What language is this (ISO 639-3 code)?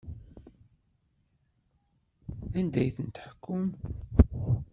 kab